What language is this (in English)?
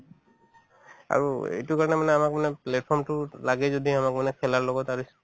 Assamese